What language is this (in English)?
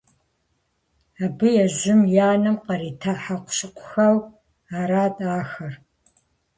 Kabardian